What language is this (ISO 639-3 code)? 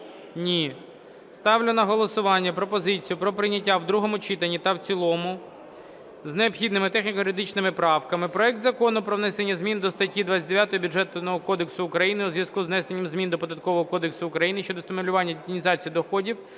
ukr